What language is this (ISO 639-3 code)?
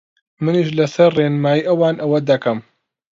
ckb